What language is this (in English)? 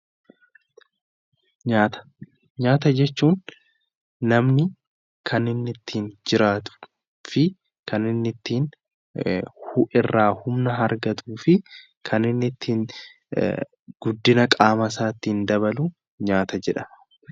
Oromo